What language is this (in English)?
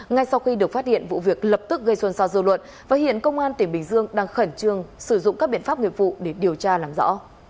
Vietnamese